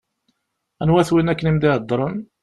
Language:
Kabyle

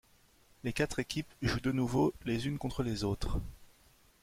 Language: French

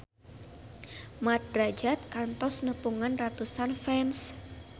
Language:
Sundanese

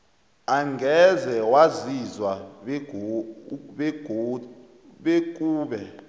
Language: South Ndebele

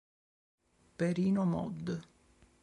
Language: Italian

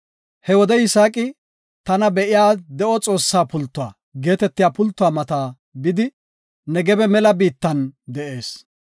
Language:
Gofa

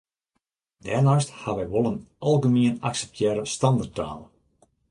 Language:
Western Frisian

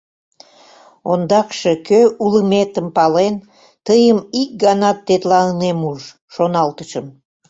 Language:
Mari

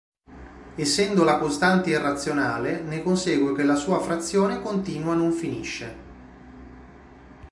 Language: Italian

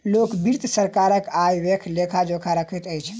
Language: Maithili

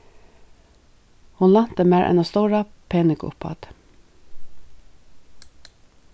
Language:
Faroese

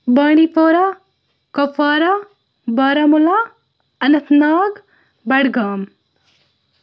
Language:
Kashmiri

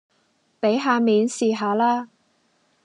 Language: Cantonese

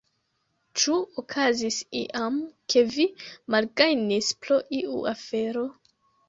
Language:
Esperanto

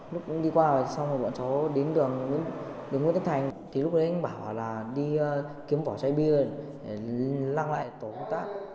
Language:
Vietnamese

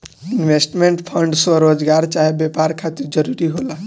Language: Bhojpuri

